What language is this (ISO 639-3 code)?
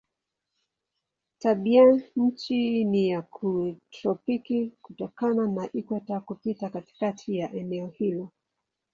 swa